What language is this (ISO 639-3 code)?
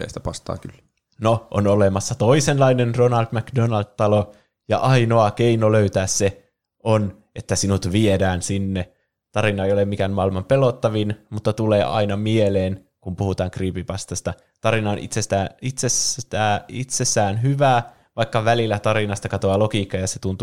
fin